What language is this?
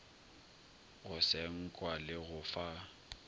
Northern Sotho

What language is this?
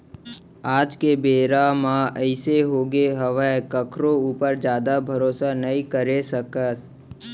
Chhattisgarhi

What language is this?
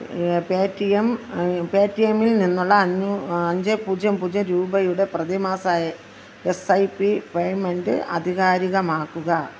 Malayalam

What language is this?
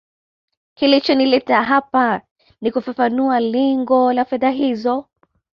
Swahili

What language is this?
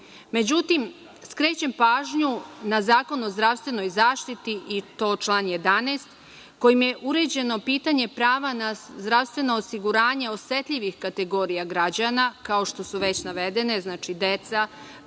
Serbian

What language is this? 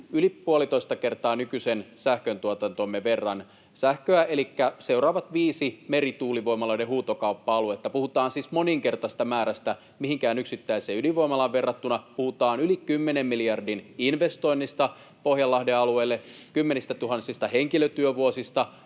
Finnish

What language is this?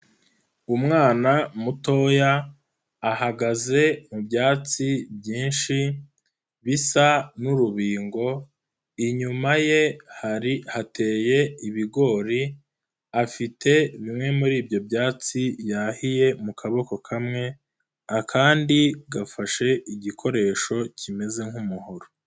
Kinyarwanda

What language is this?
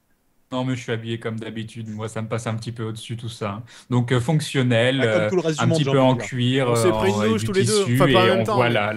French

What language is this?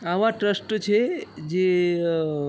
Gujarati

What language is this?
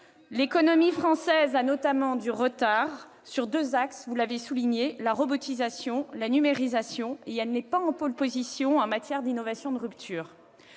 French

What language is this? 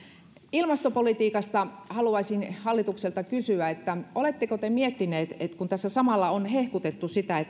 Finnish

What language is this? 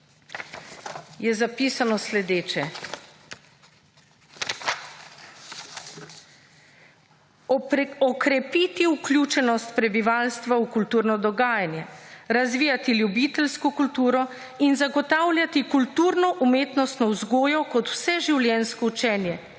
Slovenian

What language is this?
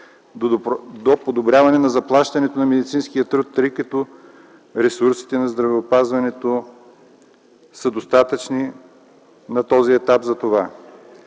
Bulgarian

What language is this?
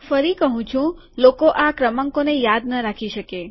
Gujarati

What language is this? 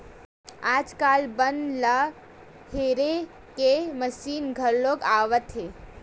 Chhattisgarhi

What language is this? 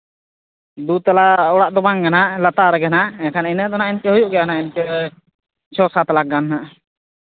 Santali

